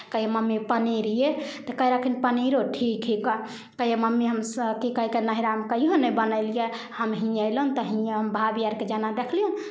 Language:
Maithili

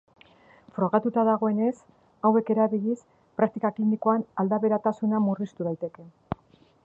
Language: Basque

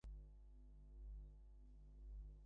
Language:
Bangla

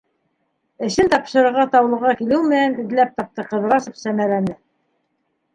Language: Bashkir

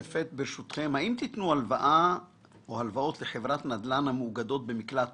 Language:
Hebrew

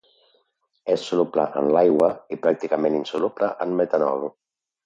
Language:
Catalan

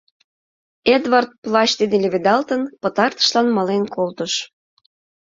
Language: Mari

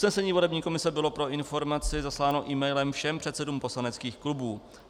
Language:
Czech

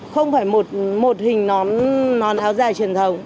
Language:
Vietnamese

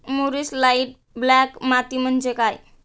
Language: Marathi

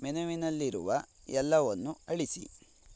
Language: Kannada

